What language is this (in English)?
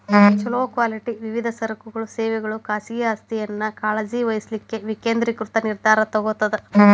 Kannada